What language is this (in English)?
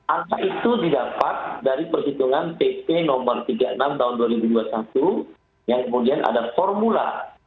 Indonesian